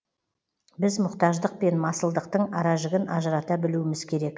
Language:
Kazakh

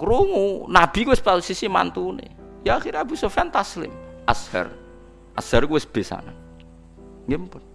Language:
Indonesian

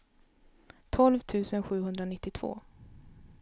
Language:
Swedish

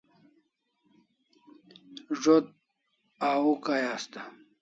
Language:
Kalasha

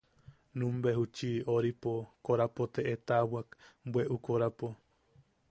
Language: Yaqui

